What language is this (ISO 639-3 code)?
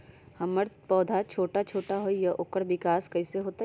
mag